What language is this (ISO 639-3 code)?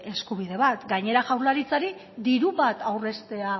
eus